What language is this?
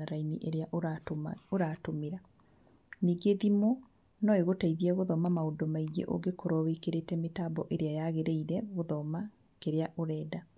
Kikuyu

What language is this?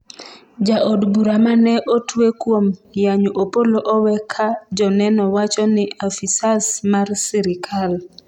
Luo (Kenya and Tanzania)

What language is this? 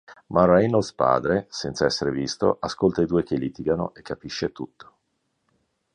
Italian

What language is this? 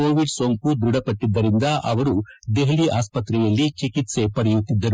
Kannada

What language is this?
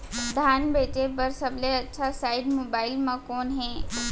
Chhattisgarhi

